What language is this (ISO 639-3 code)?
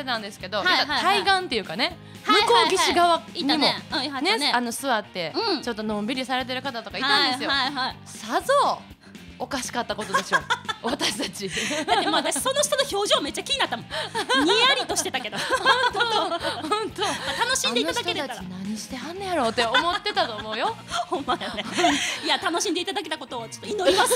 jpn